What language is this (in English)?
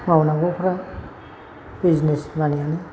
Bodo